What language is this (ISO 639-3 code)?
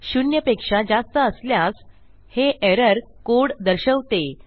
mar